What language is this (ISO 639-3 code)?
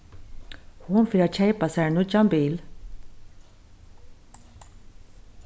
fao